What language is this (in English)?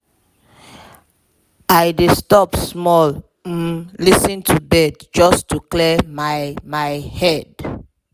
Nigerian Pidgin